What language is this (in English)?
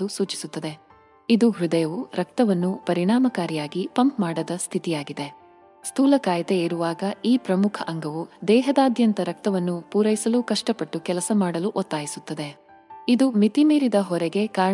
Kannada